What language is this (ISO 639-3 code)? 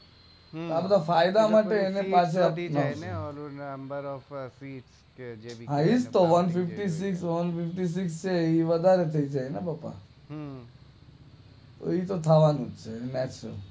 guj